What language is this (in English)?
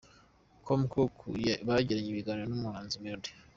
Kinyarwanda